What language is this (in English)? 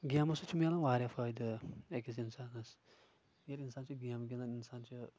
Kashmiri